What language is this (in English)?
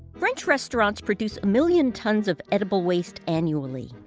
English